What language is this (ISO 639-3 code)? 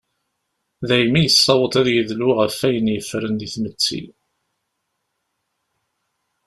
kab